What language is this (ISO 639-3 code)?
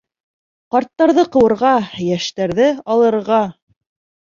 bak